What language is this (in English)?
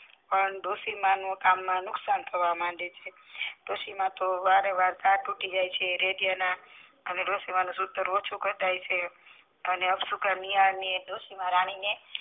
Gujarati